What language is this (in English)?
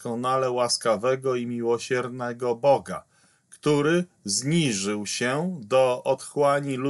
Polish